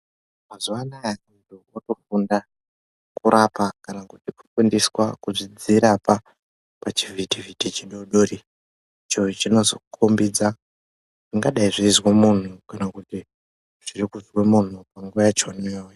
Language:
Ndau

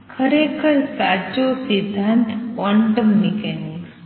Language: Gujarati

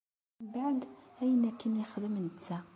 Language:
Kabyle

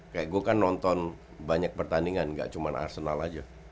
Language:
Indonesian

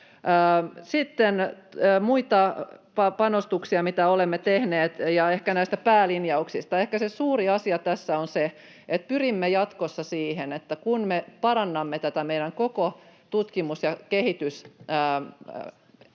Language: Finnish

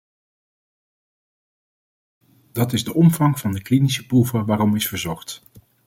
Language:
Dutch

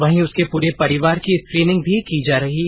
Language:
Hindi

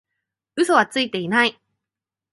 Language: Japanese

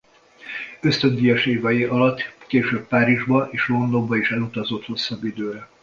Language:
Hungarian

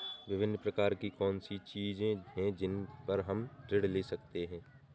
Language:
Hindi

